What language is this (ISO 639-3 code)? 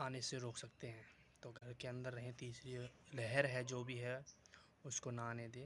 hin